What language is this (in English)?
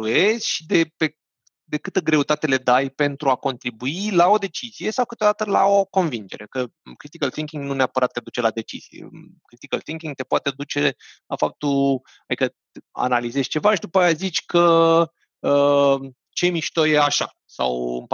Romanian